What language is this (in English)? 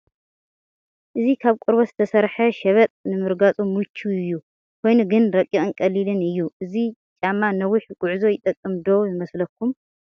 Tigrinya